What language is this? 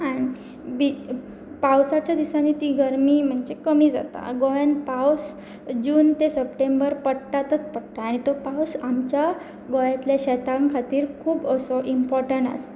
Konkani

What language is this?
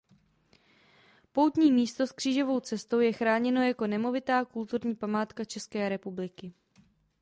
Czech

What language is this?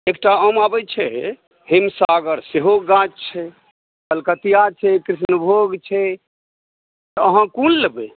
Maithili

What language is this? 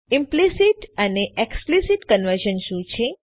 Gujarati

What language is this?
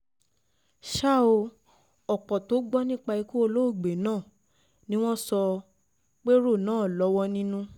Yoruba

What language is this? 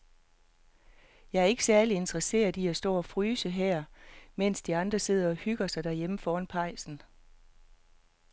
Danish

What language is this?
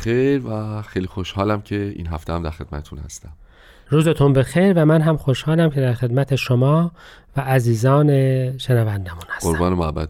Persian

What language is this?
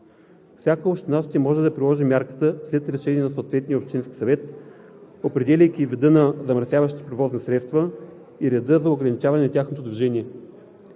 Bulgarian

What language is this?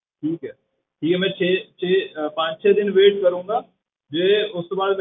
Punjabi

